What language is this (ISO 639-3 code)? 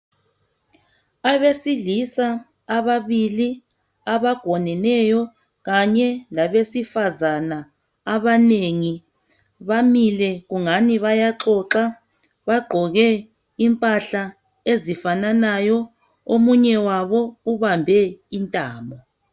nde